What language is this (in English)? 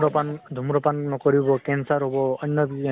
Assamese